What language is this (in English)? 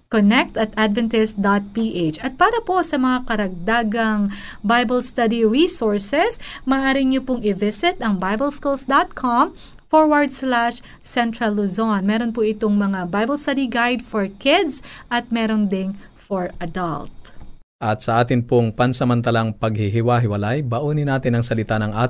Filipino